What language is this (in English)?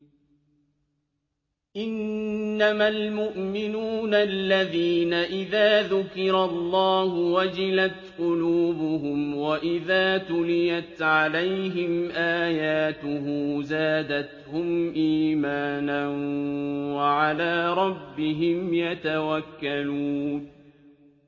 Arabic